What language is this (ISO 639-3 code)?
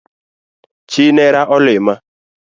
luo